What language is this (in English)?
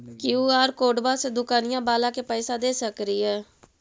Magahi